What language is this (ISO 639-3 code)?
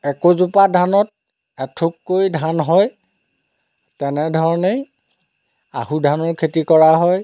asm